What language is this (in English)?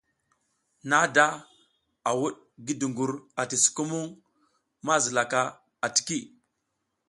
South Giziga